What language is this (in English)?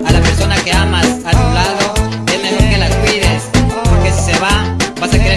Spanish